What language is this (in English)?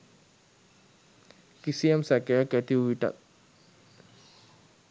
Sinhala